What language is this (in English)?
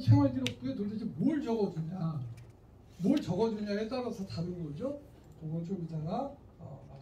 Korean